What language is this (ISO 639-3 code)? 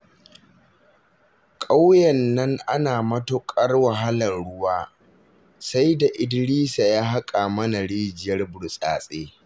hau